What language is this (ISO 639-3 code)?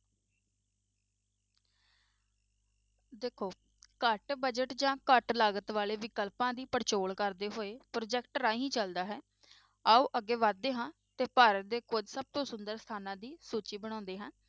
pan